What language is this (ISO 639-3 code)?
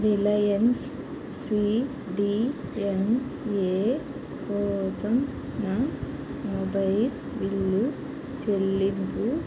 tel